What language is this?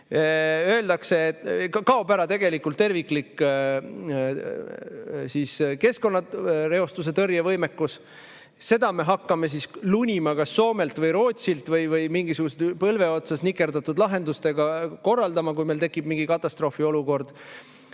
Estonian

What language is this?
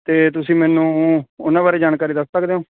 Punjabi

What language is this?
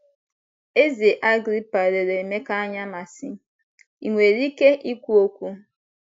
Igbo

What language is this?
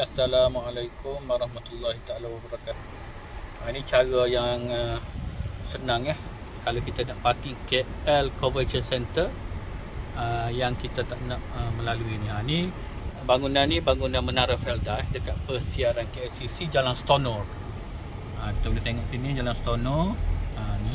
Malay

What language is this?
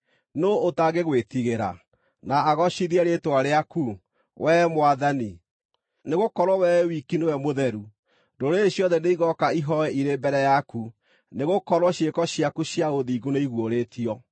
Kikuyu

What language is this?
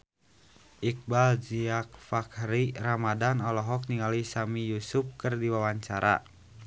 Sundanese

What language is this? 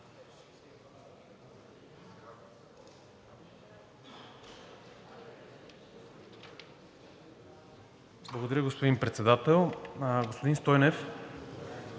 Bulgarian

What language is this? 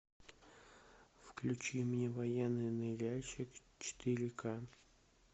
Russian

